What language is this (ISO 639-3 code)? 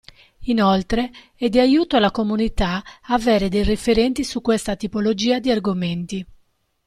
ita